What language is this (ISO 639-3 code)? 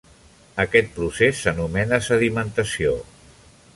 cat